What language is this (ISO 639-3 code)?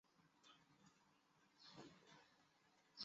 zho